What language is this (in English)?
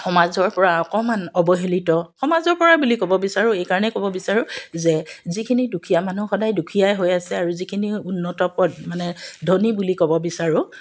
Assamese